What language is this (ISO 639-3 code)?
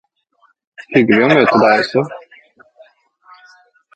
nob